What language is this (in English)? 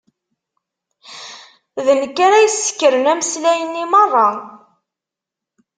Kabyle